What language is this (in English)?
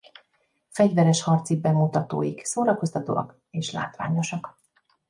Hungarian